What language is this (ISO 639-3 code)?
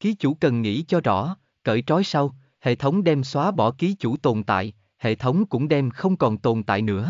vie